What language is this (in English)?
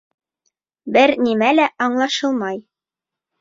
Bashkir